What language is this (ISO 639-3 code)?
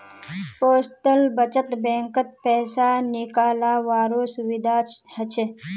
mag